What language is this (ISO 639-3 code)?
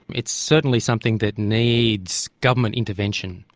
eng